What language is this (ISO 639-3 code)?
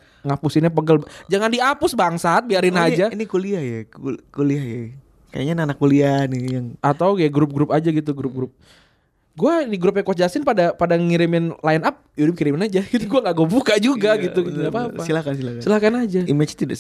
ind